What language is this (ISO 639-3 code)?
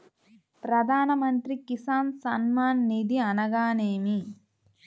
tel